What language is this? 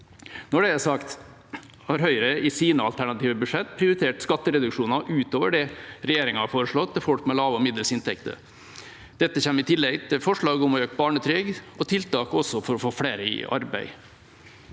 Norwegian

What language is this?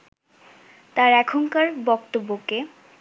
Bangla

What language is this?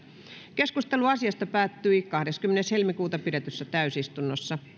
Finnish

